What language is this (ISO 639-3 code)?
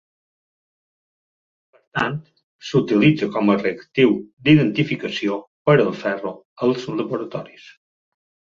cat